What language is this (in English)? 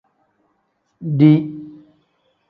Tem